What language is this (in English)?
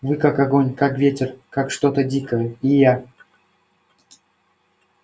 Russian